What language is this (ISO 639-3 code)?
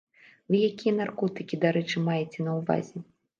bel